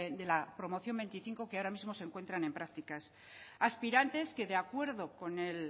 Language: Spanish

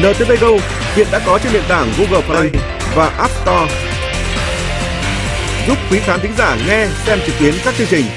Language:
Vietnamese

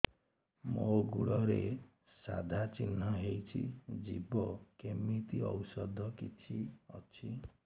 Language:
Odia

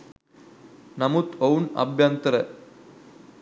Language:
Sinhala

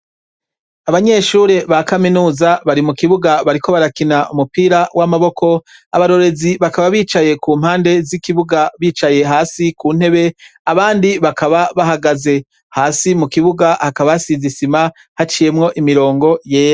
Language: Rundi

